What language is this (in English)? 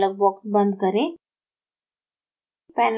Hindi